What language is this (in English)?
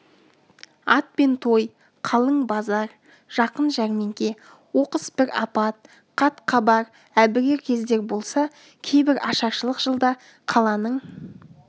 Kazakh